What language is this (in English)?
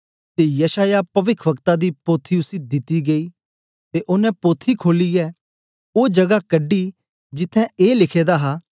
Dogri